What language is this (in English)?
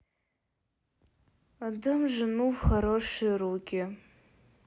Russian